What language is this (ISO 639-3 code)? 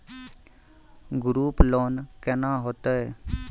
mai